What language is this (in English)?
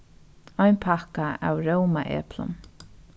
Faroese